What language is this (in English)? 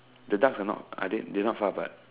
English